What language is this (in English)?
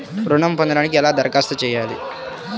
Telugu